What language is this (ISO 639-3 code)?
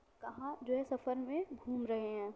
urd